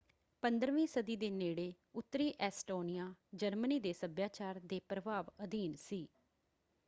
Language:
Punjabi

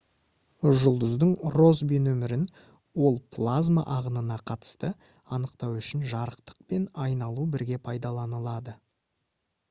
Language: Kazakh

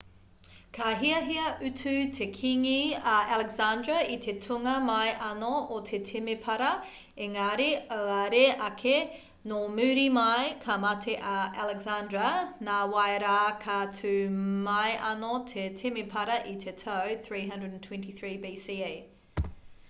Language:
Māori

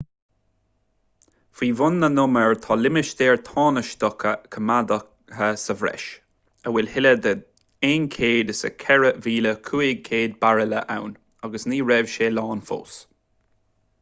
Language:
Irish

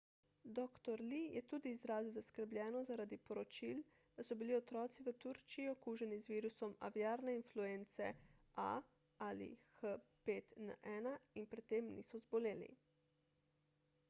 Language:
Slovenian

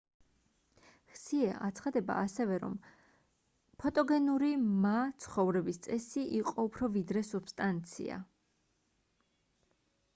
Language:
Georgian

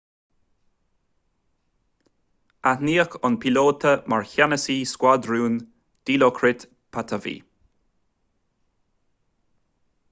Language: Irish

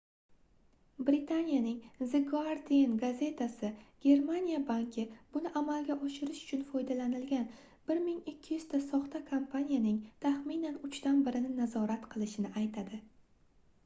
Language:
Uzbek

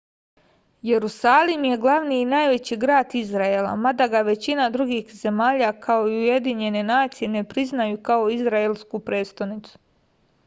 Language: Serbian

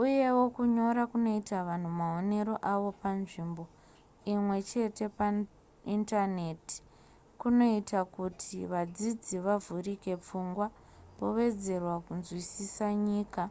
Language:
Shona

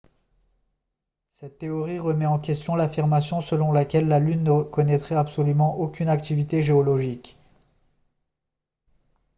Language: French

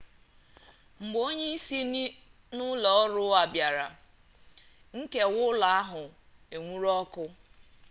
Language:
Igbo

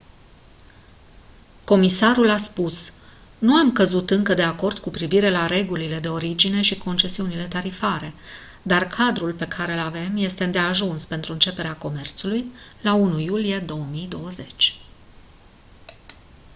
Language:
Romanian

